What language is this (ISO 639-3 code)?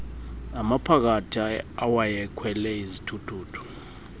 xho